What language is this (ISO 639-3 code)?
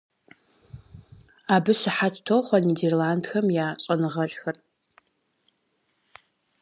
kbd